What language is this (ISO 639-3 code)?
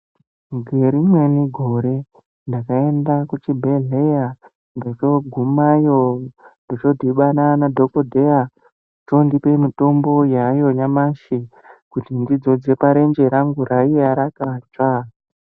ndc